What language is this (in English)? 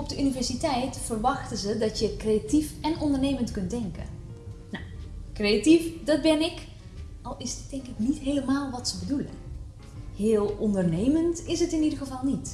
Dutch